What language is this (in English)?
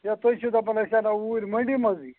Kashmiri